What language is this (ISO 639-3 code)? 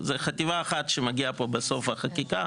heb